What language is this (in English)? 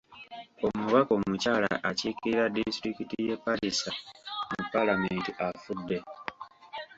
Ganda